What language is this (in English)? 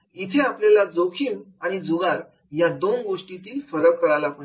Marathi